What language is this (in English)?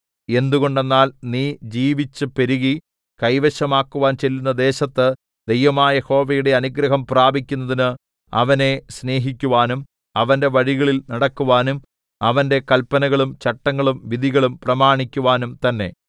Malayalam